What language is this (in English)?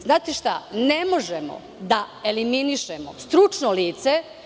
Serbian